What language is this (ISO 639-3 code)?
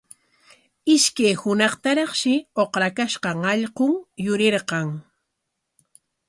qwa